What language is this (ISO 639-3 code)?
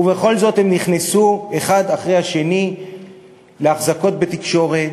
heb